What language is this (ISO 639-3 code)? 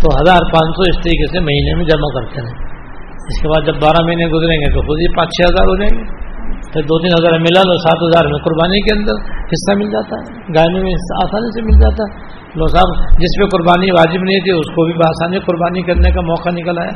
urd